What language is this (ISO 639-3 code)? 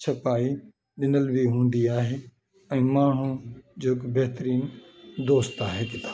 snd